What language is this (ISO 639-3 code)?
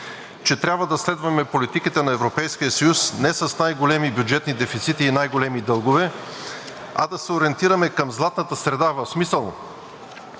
bul